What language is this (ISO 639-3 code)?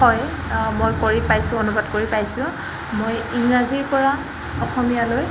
asm